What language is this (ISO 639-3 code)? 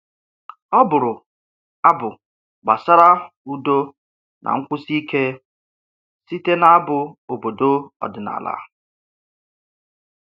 ibo